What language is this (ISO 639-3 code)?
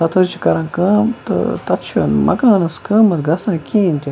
kas